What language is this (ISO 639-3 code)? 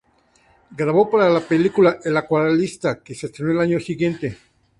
spa